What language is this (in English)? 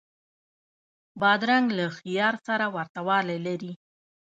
Pashto